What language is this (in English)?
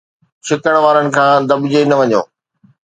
Sindhi